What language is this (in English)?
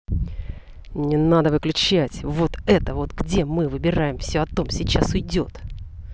Russian